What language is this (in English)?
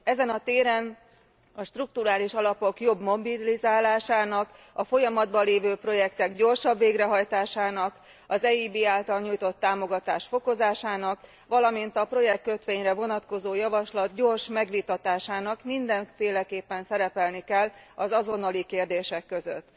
Hungarian